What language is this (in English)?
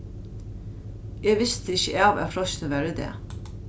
Faroese